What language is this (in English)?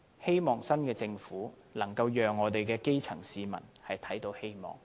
Cantonese